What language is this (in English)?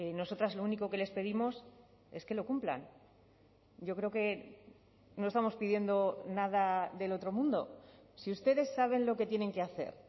Spanish